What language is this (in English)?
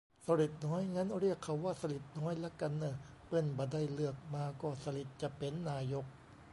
Thai